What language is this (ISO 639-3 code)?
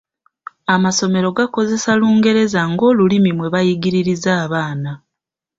lug